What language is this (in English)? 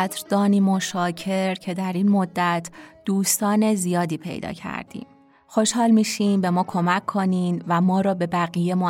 Persian